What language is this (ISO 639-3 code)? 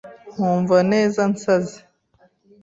kin